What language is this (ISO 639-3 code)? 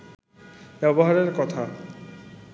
ben